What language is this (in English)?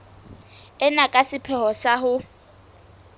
Southern Sotho